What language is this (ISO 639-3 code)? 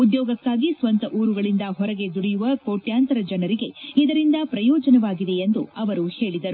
kan